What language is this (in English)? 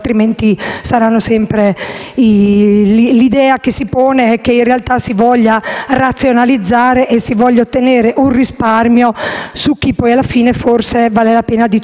Italian